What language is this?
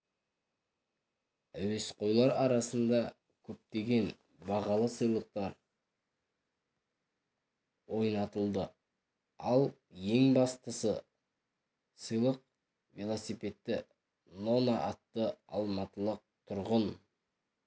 Kazakh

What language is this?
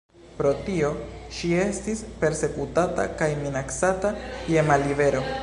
Esperanto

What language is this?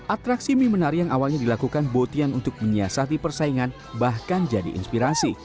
Indonesian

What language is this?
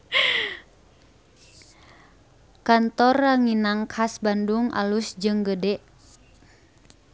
Sundanese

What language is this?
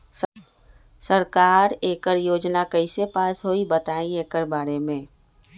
Magahi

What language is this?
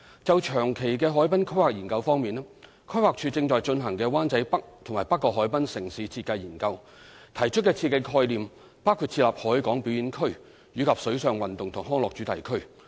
Cantonese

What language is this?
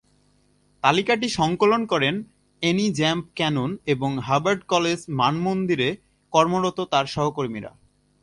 Bangla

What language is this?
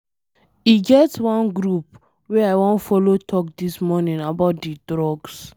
Nigerian Pidgin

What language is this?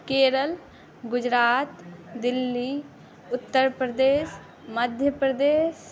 Maithili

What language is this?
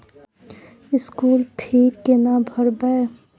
Maithili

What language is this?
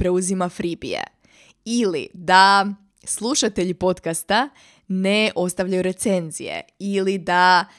Croatian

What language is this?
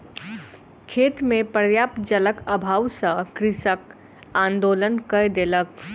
Maithili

